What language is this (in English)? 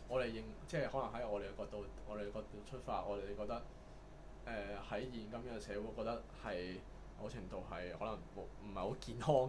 Chinese